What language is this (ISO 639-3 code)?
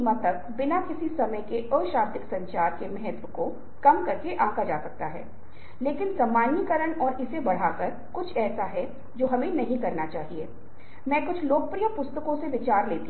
hin